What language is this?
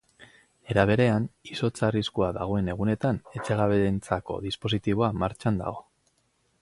Basque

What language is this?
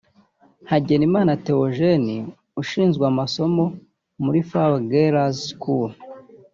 Kinyarwanda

